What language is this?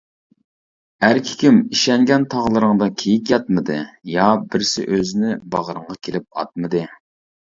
Uyghur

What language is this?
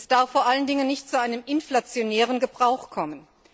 German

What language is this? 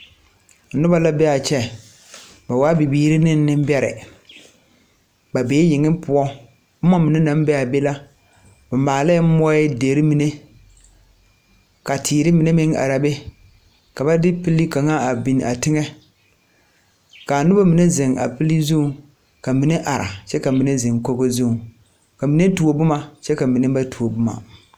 Southern Dagaare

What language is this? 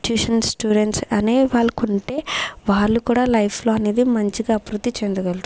Telugu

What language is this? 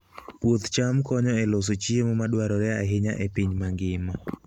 Luo (Kenya and Tanzania)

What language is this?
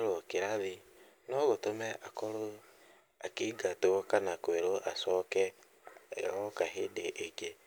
Kikuyu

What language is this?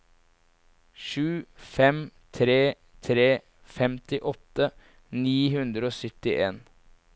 Norwegian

